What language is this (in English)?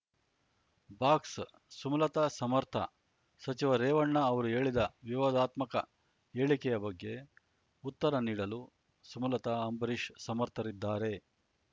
Kannada